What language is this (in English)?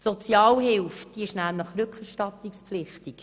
Swiss German